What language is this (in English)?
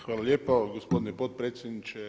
Croatian